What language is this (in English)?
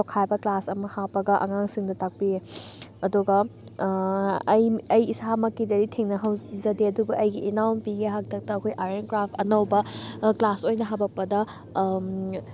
Manipuri